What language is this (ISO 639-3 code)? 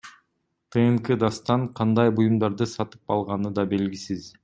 kir